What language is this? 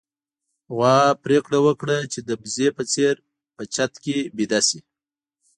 Pashto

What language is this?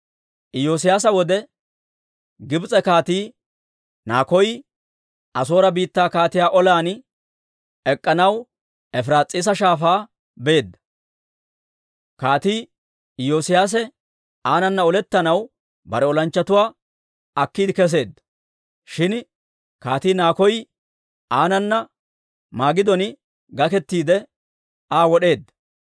Dawro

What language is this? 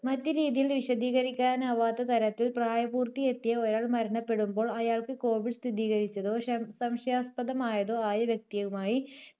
Malayalam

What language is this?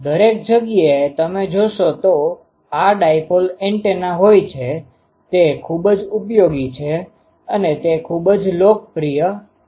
Gujarati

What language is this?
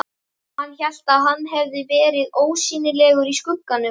Icelandic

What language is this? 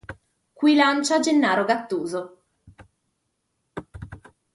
Italian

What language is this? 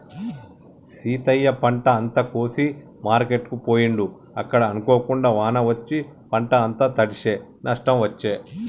Telugu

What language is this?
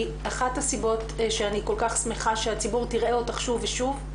Hebrew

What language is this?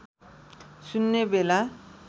Nepali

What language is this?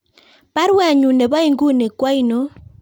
Kalenjin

